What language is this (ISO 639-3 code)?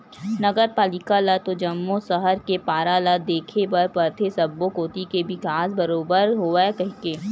hne